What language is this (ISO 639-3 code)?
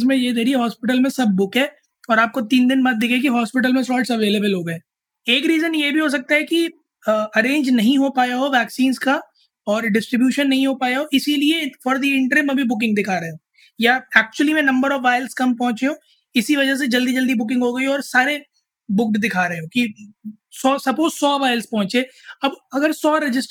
hin